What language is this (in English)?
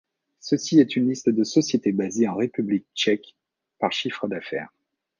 French